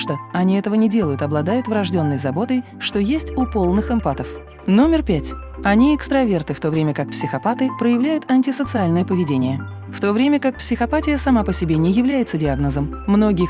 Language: Russian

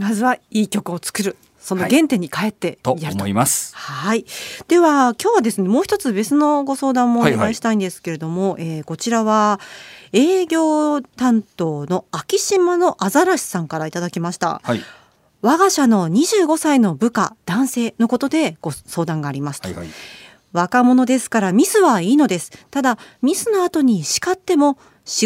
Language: Japanese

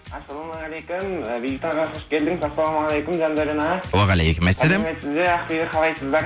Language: Kazakh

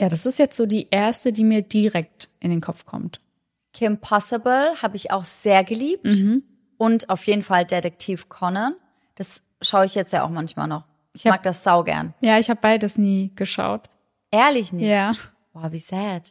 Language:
German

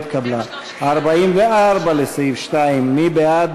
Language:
Hebrew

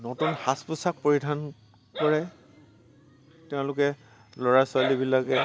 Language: Assamese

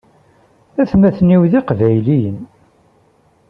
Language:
Kabyle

